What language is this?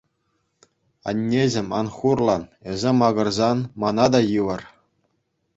Chuvash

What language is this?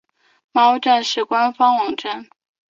Chinese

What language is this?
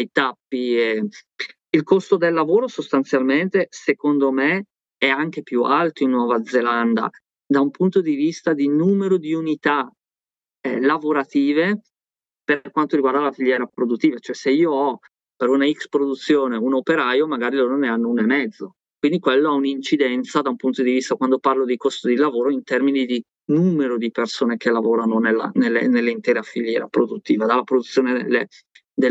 Italian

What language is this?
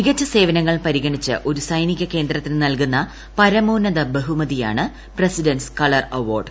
Malayalam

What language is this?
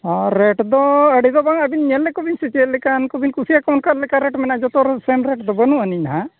Santali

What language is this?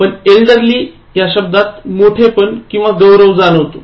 Marathi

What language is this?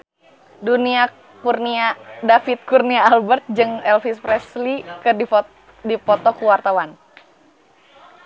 Sundanese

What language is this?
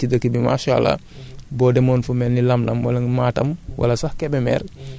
Wolof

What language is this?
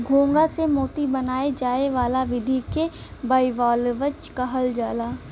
Bhojpuri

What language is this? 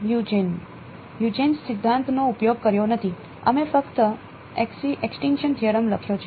Gujarati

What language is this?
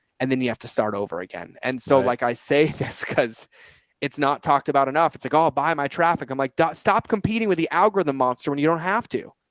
English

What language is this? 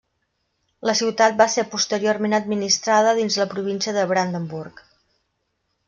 Catalan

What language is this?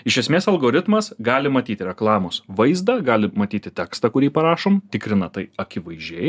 Lithuanian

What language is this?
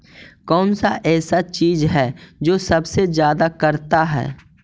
Magahi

